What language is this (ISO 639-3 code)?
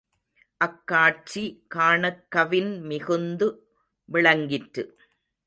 tam